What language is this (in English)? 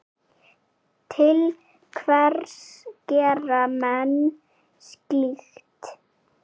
Icelandic